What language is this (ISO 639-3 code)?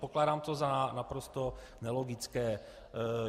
ces